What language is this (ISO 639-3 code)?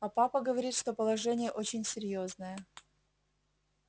rus